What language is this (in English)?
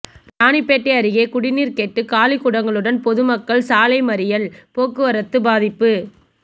Tamil